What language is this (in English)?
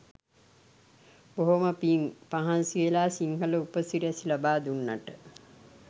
Sinhala